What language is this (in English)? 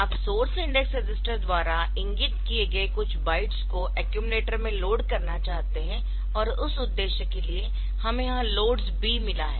Hindi